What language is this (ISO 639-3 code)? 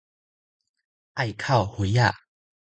nan